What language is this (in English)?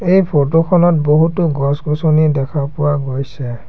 Assamese